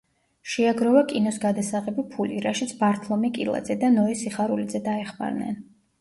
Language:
Georgian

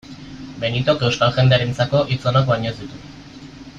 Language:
Basque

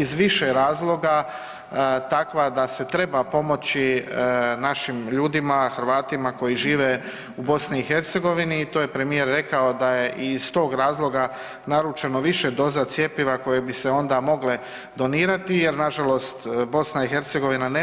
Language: Croatian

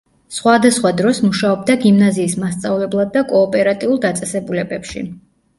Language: Georgian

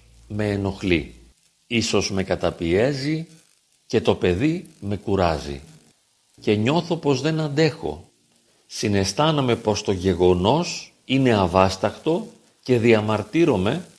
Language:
Greek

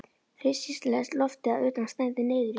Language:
Icelandic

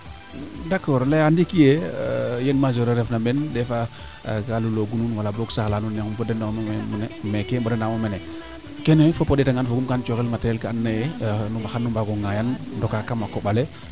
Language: Serer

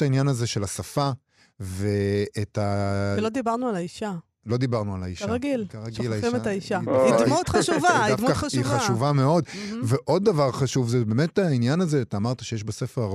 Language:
Hebrew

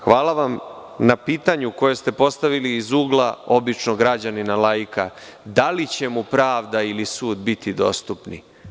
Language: Serbian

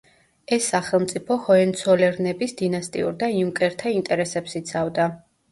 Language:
Georgian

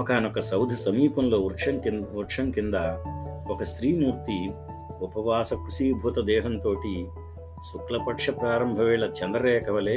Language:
Telugu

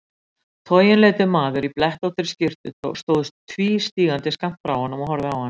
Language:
Icelandic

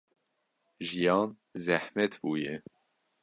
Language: Kurdish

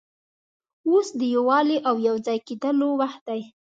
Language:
Pashto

